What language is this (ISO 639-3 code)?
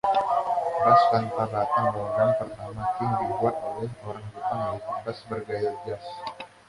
ind